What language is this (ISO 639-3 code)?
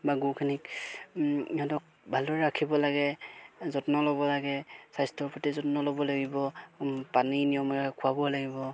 asm